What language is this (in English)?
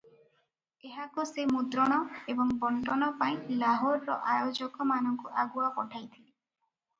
Odia